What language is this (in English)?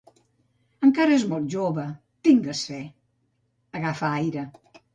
Catalan